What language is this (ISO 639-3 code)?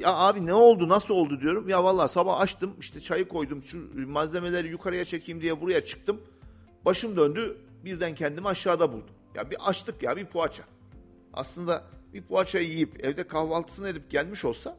tur